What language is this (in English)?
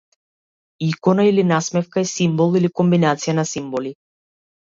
Macedonian